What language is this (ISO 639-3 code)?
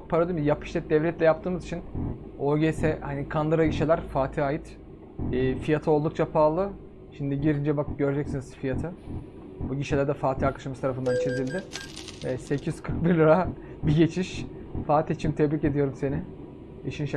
tur